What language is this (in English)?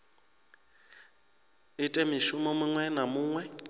Venda